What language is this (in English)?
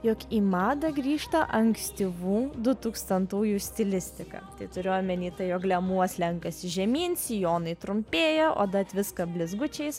Lithuanian